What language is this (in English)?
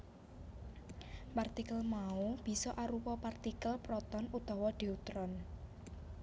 Javanese